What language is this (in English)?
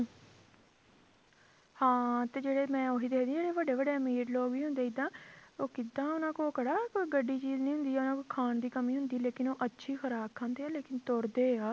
Punjabi